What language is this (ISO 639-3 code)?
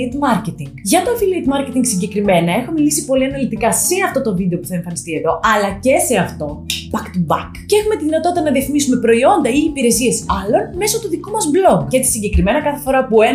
ell